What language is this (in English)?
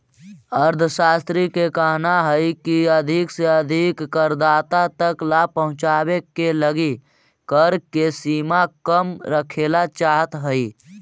Magahi